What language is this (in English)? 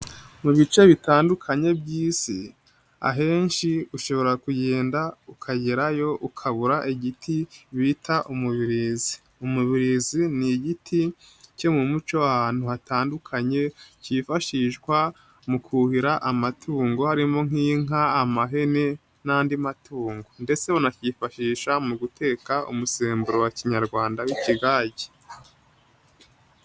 Kinyarwanda